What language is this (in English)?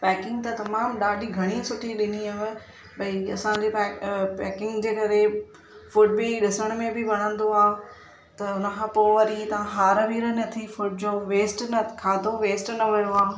Sindhi